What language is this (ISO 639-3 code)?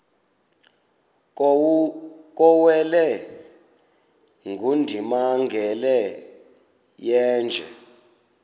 xho